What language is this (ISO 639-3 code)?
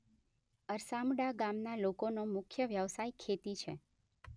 guj